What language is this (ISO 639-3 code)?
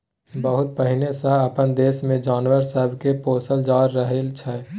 mai